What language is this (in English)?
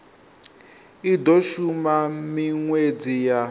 Venda